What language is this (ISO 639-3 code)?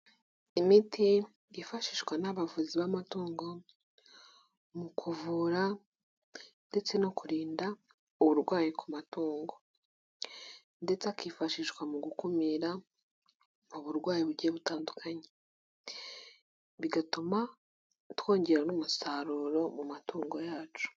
kin